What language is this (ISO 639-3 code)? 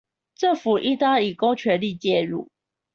zho